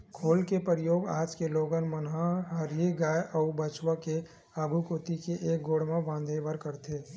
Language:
Chhattisgarhi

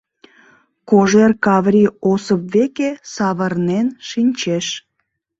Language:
Mari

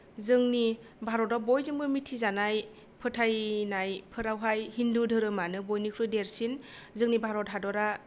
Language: Bodo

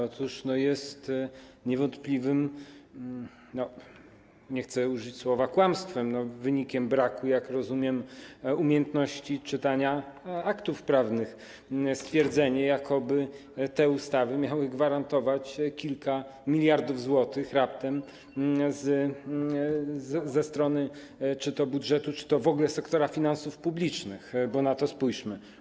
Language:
Polish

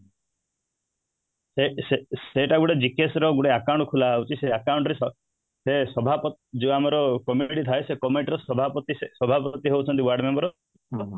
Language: Odia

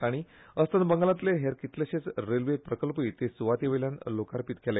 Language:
Konkani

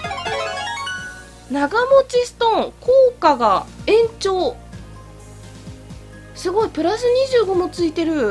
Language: Japanese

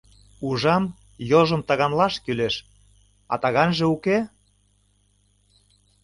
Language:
Mari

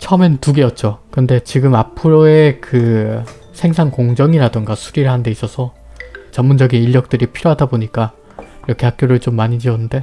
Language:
Korean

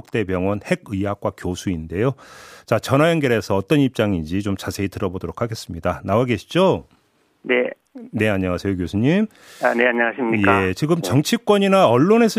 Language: Korean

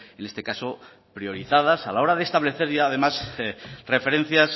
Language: Spanish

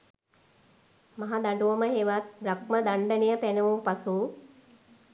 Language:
Sinhala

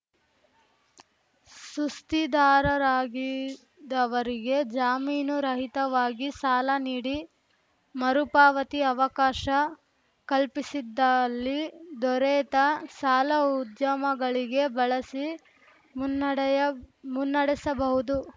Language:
Kannada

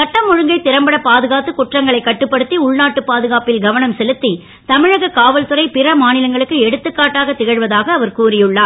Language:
Tamil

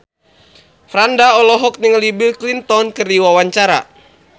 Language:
Sundanese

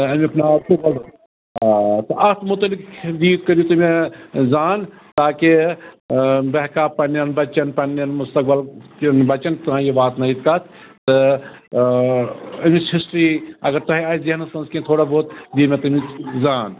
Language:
Kashmiri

